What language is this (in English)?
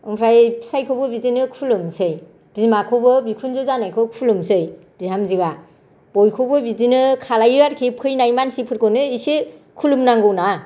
Bodo